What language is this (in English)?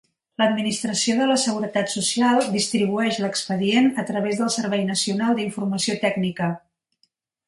Catalan